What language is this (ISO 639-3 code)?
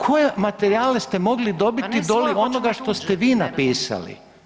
hrv